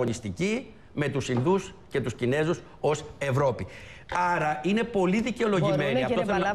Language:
Greek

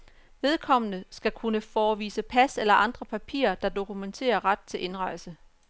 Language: Danish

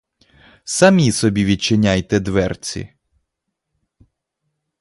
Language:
Ukrainian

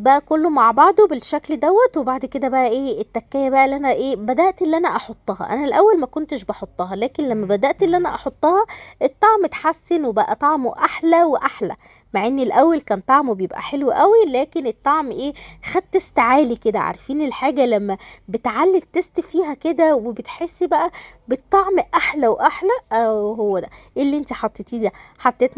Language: Arabic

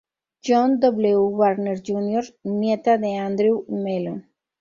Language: Spanish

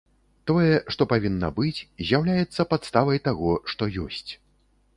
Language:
Belarusian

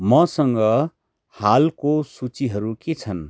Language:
Nepali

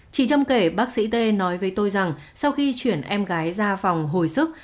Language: Vietnamese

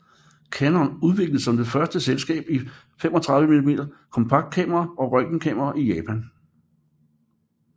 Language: Danish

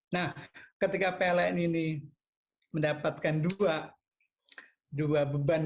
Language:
Indonesian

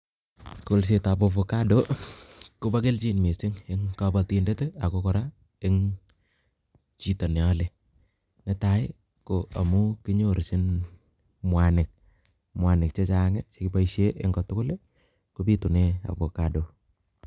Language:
Kalenjin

